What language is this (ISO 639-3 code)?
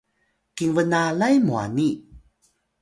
tay